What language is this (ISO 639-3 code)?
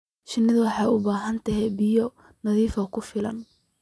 som